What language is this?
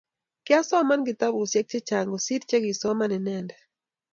Kalenjin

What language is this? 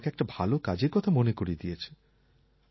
Bangla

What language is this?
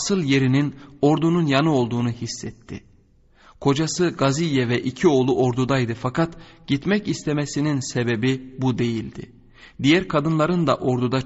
Turkish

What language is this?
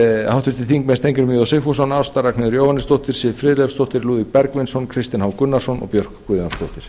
Icelandic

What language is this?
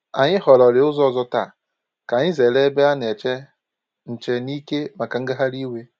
Igbo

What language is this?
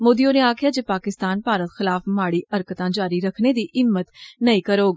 Dogri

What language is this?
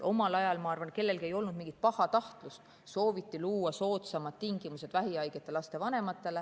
Estonian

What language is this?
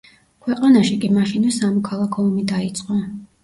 Georgian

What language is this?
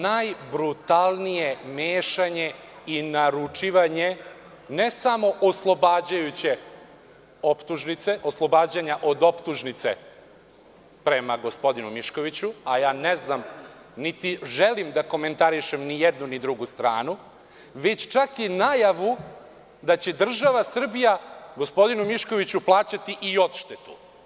Serbian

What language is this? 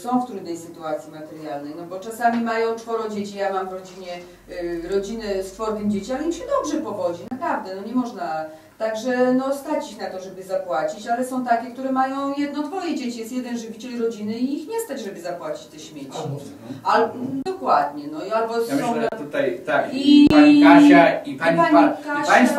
Polish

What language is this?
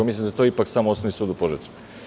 Serbian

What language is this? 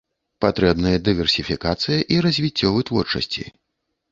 Belarusian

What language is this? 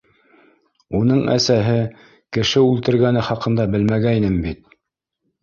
Bashkir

